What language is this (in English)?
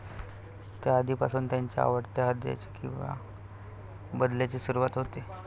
Marathi